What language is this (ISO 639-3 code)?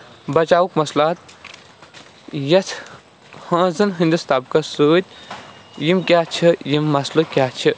kas